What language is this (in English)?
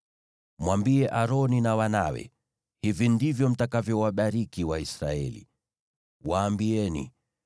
Swahili